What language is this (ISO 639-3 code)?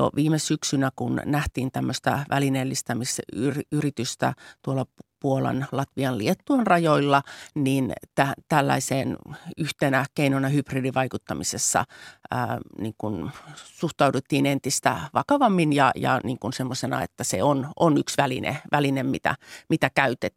fin